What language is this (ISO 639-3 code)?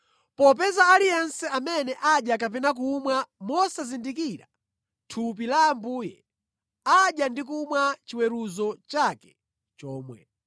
nya